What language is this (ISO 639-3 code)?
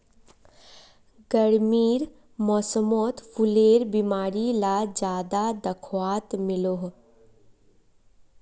mag